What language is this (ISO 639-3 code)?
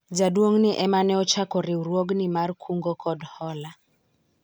luo